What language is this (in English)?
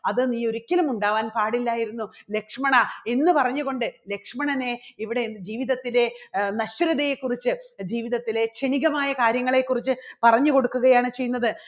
Malayalam